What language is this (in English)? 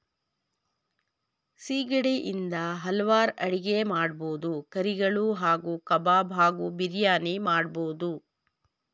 Kannada